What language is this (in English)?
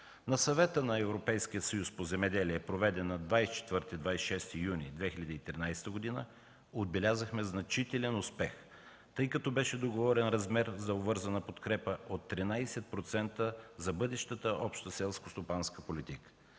Bulgarian